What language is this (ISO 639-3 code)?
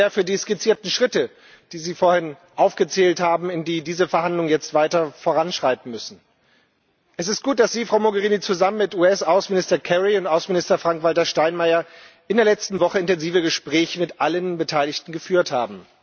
deu